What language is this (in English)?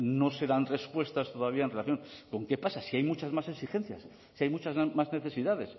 Spanish